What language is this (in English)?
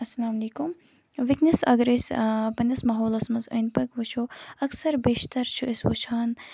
Kashmiri